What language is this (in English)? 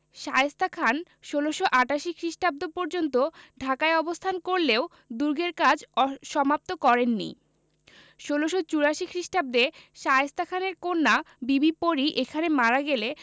Bangla